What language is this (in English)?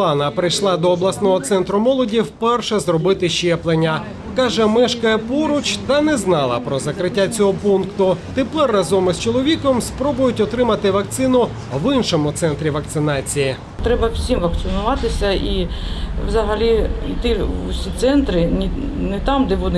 Ukrainian